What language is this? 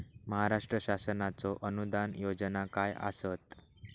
Marathi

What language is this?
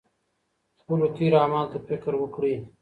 Pashto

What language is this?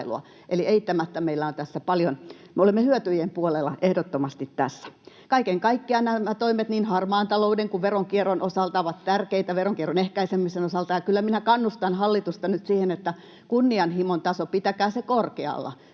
Finnish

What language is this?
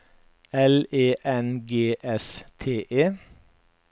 Norwegian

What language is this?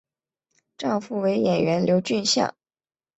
Chinese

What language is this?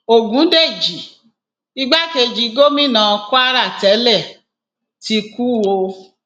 Yoruba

